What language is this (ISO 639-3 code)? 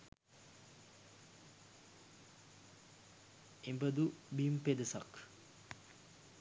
sin